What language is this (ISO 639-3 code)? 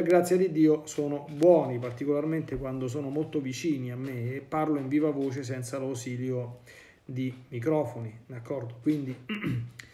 ita